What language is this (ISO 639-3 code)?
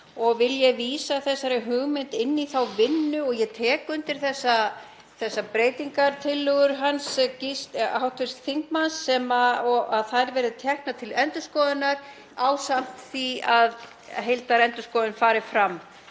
isl